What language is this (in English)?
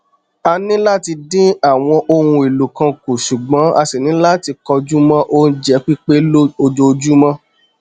Yoruba